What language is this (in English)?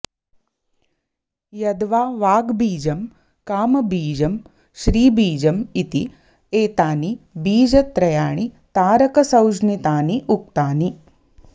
Sanskrit